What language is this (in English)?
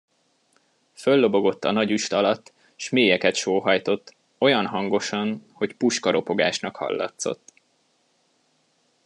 Hungarian